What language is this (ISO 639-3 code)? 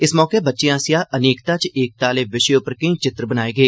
doi